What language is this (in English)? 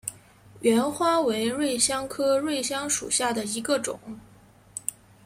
Chinese